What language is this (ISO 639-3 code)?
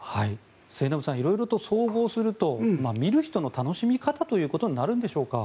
jpn